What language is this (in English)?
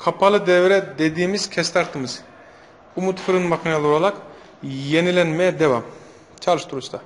Turkish